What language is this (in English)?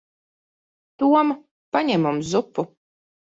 Latvian